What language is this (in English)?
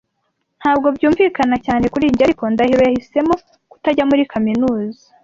Kinyarwanda